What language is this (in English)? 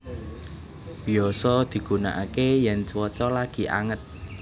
Javanese